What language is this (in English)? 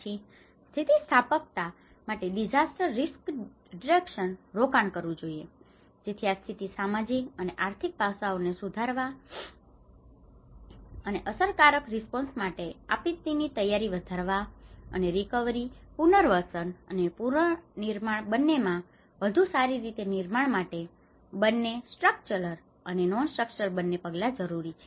Gujarati